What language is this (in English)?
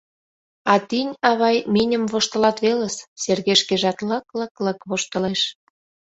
Mari